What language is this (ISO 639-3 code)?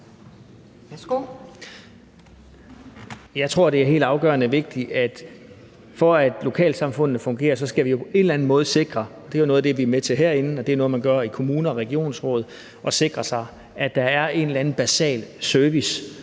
dan